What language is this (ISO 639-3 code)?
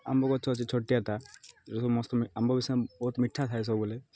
ori